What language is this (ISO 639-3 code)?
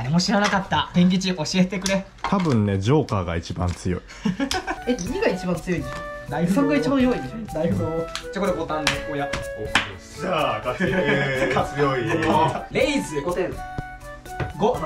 jpn